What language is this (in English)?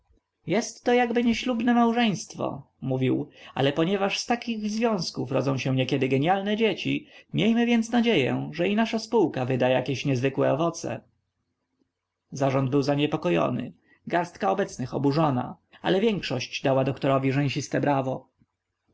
Polish